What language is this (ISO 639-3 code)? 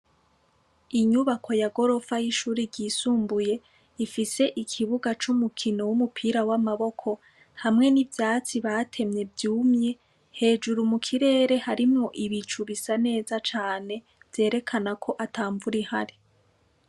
run